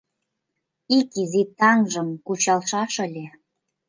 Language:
Mari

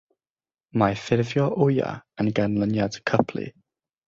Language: Welsh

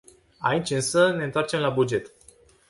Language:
Romanian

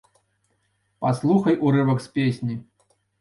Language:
Belarusian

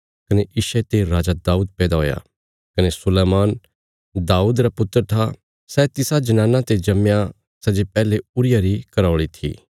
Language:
Bilaspuri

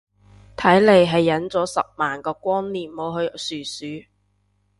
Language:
Cantonese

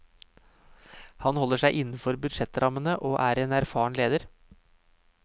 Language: Norwegian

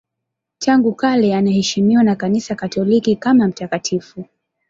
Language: Swahili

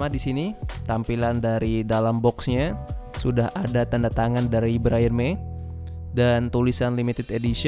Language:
Indonesian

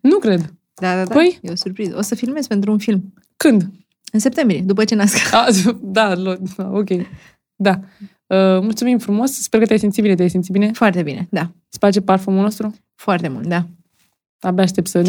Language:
Romanian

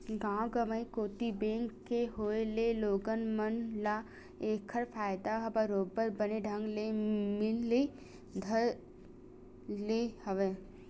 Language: Chhattisgarhi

